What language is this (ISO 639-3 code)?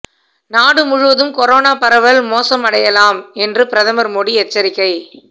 tam